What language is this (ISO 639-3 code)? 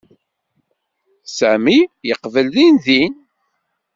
kab